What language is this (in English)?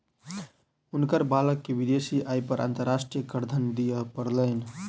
Maithili